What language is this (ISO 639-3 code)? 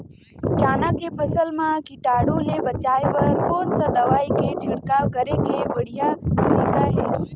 hne